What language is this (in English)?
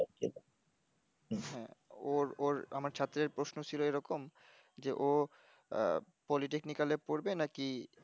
Bangla